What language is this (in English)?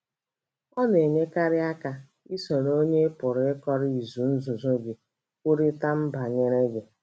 Igbo